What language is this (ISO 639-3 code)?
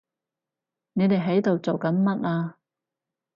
yue